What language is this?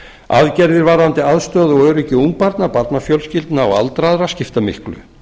Icelandic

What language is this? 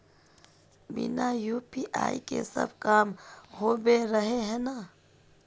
Magahi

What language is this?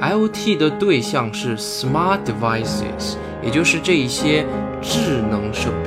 Chinese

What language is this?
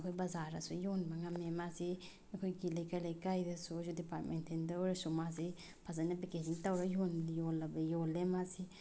Manipuri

